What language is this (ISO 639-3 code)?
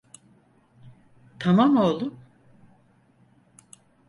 tur